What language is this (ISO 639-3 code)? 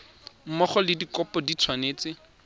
tsn